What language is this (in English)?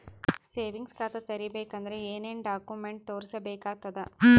Kannada